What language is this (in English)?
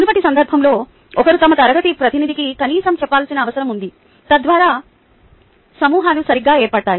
Telugu